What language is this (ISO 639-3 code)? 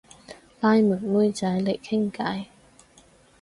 yue